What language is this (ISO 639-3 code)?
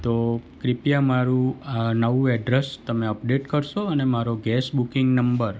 guj